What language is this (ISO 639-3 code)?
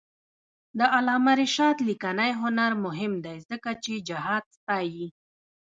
pus